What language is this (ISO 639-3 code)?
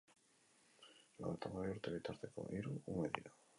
eus